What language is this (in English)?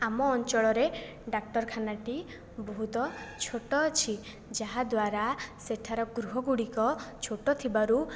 Odia